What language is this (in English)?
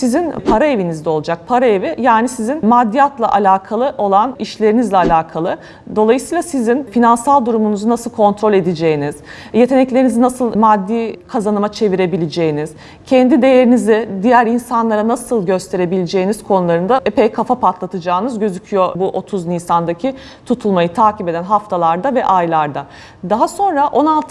Turkish